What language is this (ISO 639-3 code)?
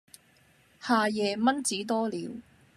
yue